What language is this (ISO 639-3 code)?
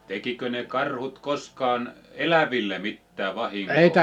fin